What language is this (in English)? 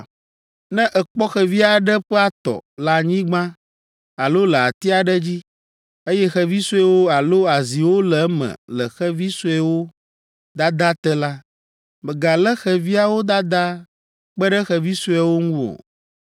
Ewe